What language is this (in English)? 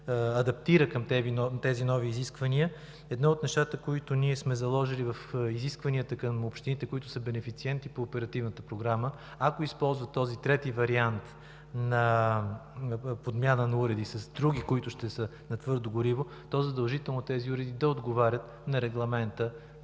Bulgarian